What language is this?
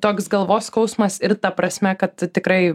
Lithuanian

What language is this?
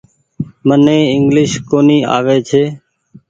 Goaria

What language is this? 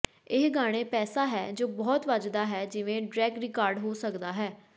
Punjabi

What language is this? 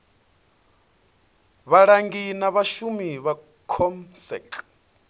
Venda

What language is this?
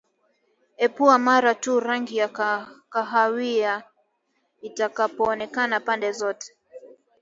Swahili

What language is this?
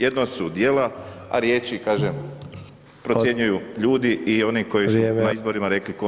Croatian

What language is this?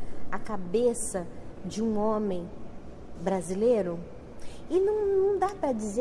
Portuguese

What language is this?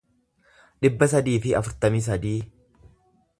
Oromo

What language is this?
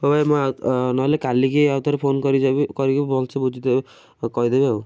Odia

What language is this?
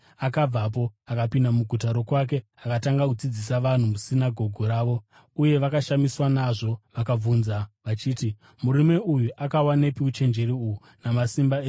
Shona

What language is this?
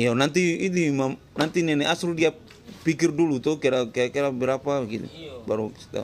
Indonesian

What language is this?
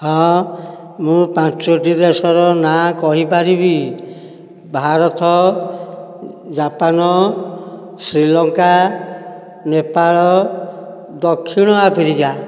Odia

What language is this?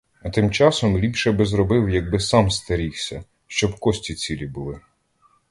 Ukrainian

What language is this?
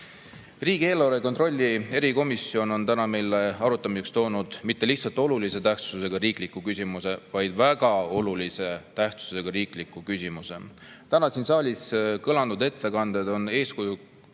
Estonian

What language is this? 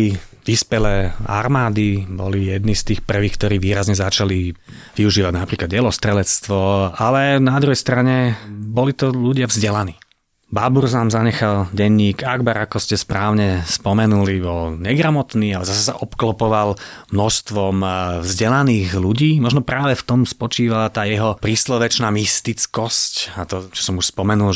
Slovak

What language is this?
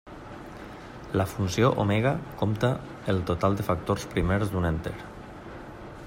Catalan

